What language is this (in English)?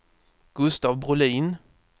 Swedish